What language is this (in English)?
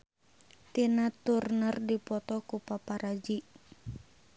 Sundanese